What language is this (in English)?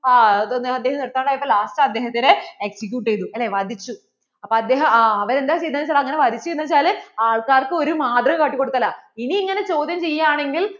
Malayalam